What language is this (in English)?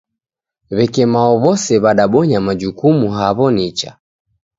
Taita